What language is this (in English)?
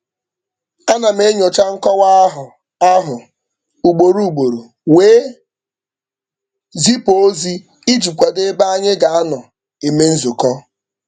Igbo